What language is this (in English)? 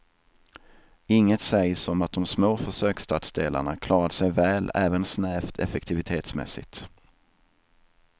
Swedish